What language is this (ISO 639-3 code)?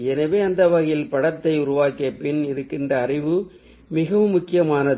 tam